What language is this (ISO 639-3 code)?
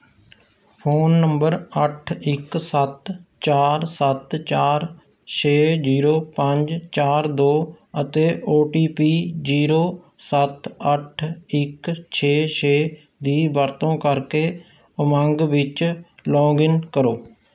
pan